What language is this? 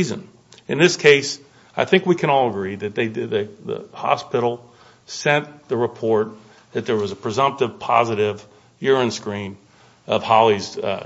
English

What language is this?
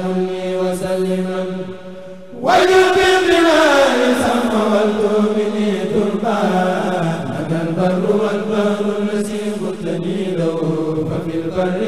Arabic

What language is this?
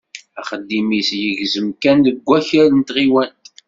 Kabyle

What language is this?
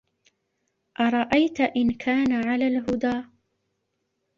Arabic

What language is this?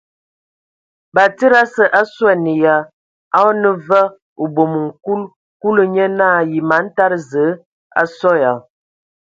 Ewondo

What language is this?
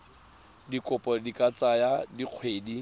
Tswana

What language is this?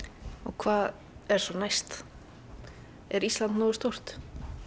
Icelandic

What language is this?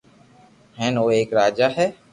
Loarki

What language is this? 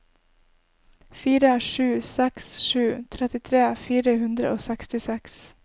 Norwegian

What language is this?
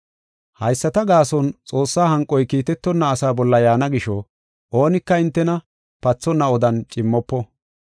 Gofa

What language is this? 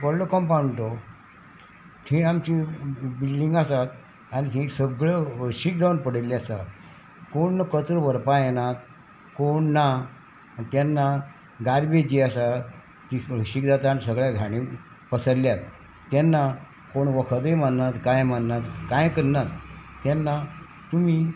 Konkani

